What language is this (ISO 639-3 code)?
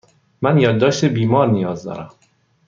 fas